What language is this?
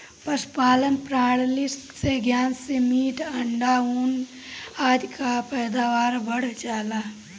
Bhojpuri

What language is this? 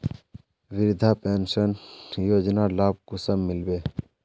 Magahi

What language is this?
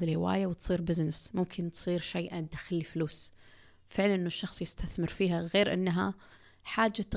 Arabic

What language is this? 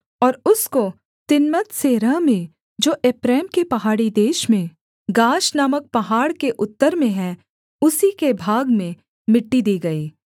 Hindi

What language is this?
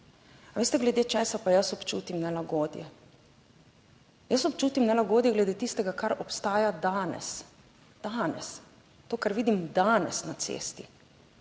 Slovenian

